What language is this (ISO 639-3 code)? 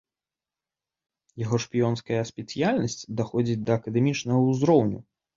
bel